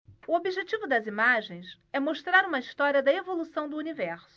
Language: Portuguese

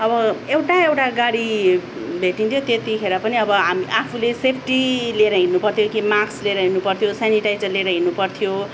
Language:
Nepali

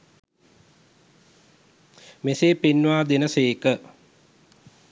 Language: Sinhala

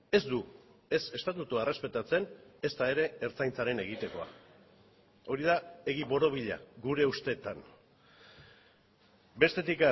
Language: Basque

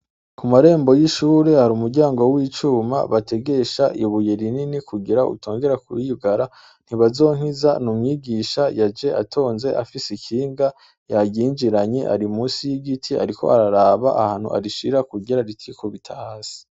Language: Rundi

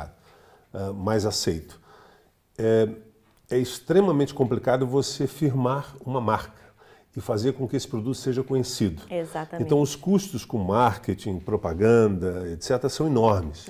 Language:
Portuguese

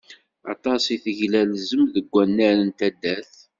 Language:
Kabyle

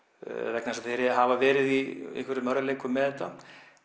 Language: Icelandic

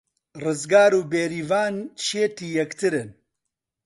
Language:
Central Kurdish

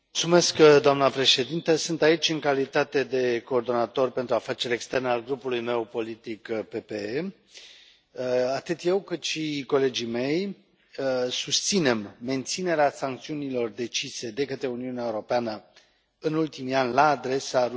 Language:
Romanian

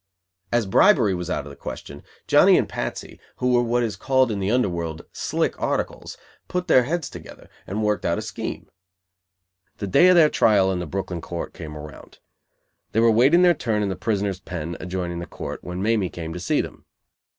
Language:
English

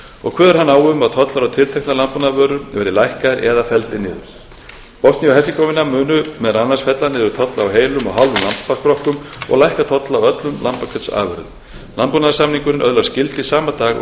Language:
Icelandic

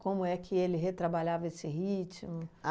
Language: Portuguese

